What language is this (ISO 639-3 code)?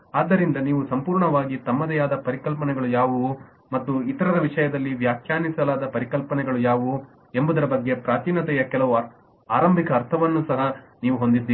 kan